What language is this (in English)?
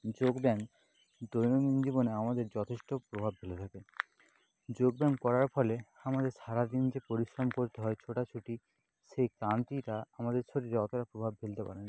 Bangla